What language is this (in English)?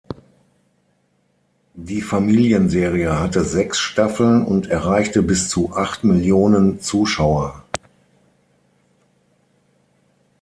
German